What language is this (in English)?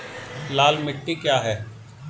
Hindi